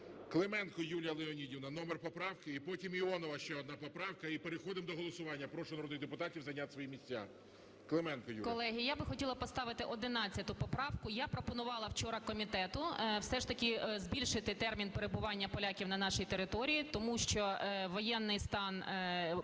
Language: Ukrainian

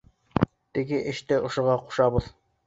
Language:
Bashkir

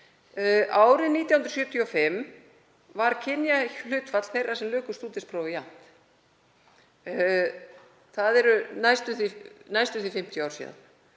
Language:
Icelandic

